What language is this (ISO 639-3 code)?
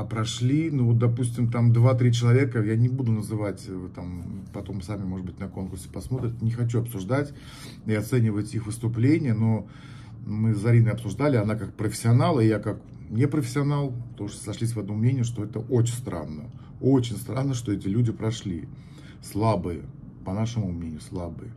rus